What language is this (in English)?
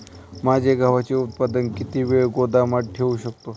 Marathi